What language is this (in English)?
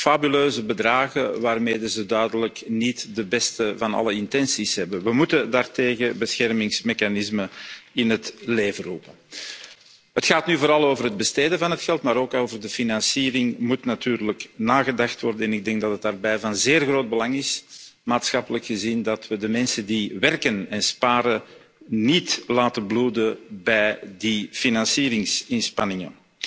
Dutch